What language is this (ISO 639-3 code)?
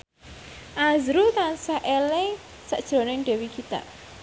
jav